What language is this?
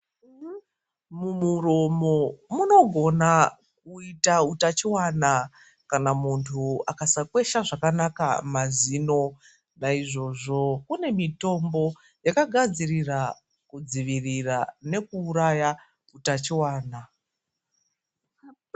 Ndau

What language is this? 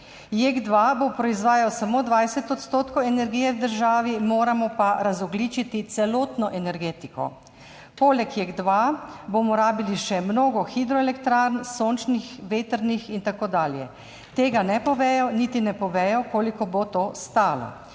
Slovenian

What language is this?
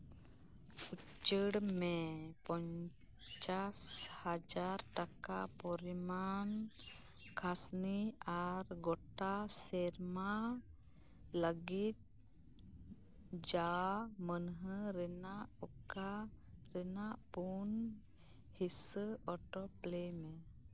Santali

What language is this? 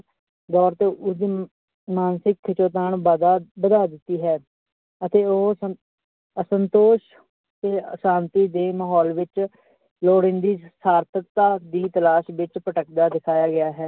Punjabi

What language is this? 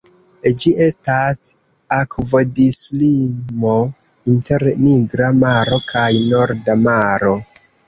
Esperanto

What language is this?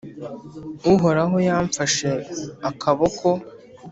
Kinyarwanda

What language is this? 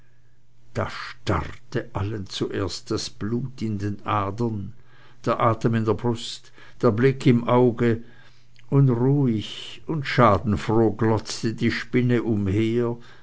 German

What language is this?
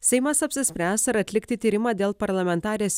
Lithuanian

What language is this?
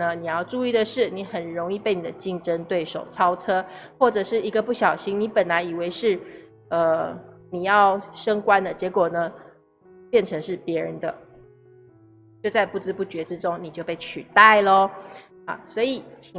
Chinese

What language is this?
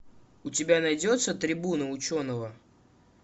Russian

